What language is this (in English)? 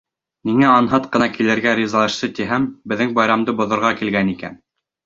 Bashkir